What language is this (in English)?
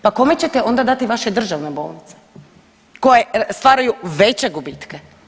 Croatian